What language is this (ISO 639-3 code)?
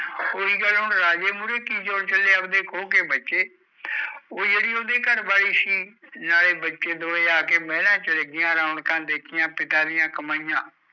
pan